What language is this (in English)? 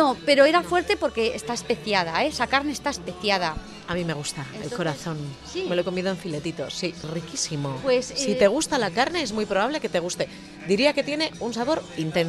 Spanish